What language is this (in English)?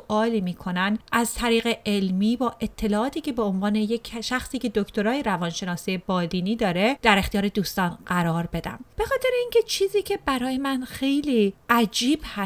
Persian